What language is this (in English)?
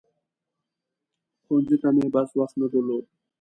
Pashto